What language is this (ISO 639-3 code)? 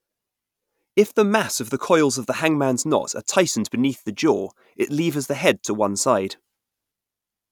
eng